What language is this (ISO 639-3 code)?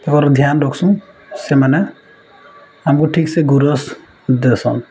ori